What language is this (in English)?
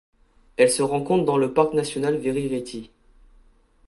French